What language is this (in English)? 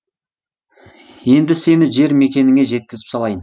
Kazakh